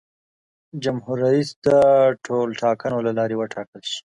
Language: Pashto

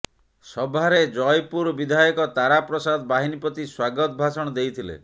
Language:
Odia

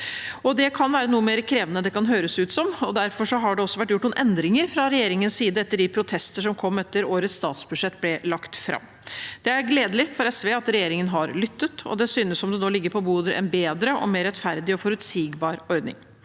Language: Norwegian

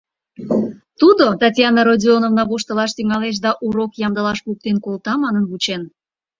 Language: Mari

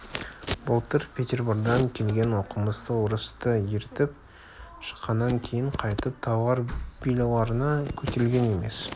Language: Kazakh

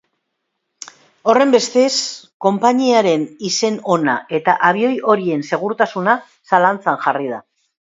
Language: Basque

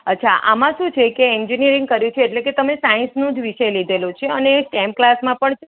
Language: Gujarati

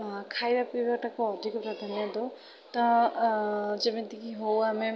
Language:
Odia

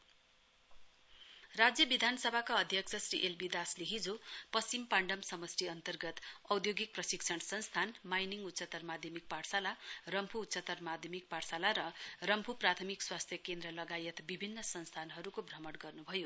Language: Nepali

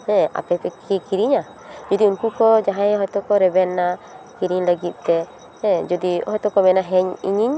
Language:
Santali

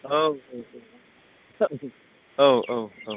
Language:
Bodo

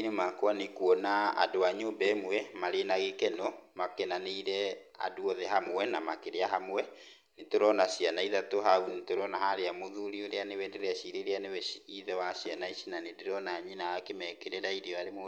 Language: Kikuyu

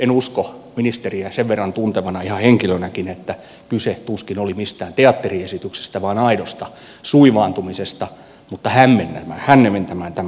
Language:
Finnish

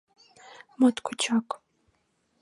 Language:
Mari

